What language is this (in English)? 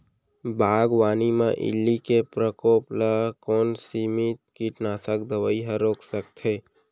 Chhattisgarhi